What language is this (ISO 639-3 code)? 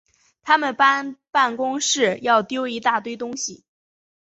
zho